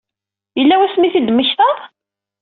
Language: Kabyle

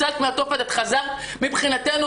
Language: Hebrew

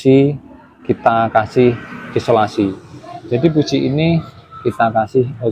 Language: Indonesian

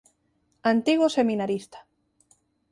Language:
Galician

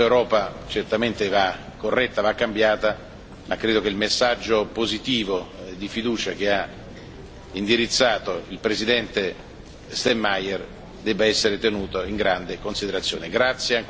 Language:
Italian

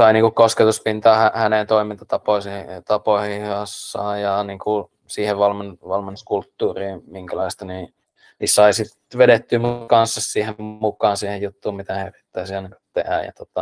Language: Finnish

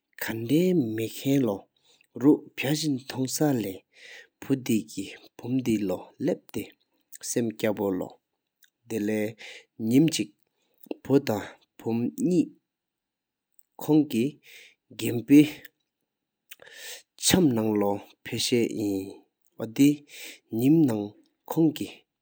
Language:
Sikkimese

